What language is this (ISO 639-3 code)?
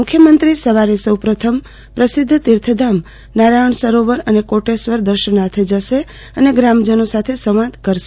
guj